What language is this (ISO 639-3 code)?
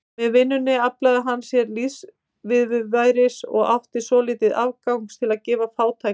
isl